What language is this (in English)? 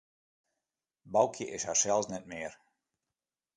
Western Frisian